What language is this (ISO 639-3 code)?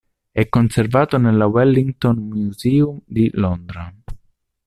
ita